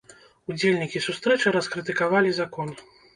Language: Belarusian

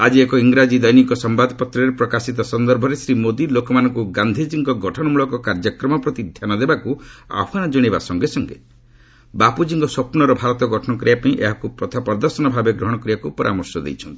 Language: Odia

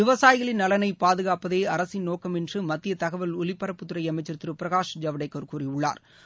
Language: Tamil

